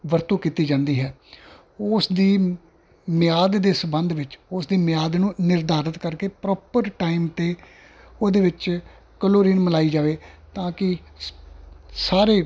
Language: Punjabi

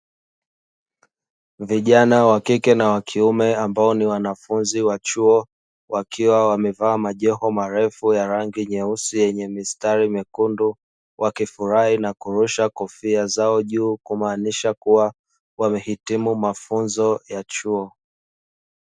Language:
Swahili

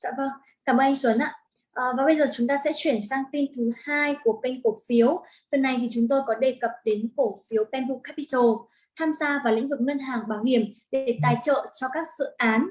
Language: Vietnamese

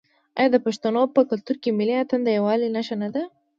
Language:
Pashto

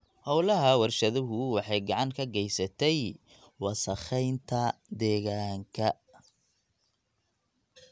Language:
Somali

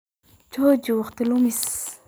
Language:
Somali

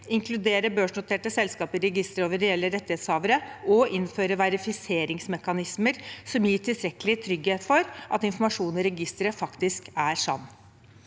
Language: Norwegian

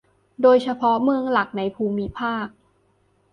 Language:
Thai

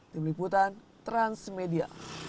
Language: Indonesian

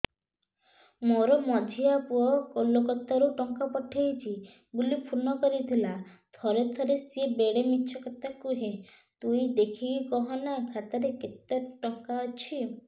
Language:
Odia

